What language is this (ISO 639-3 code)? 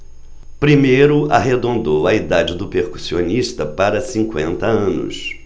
por